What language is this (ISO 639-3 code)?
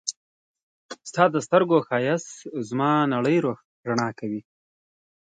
pus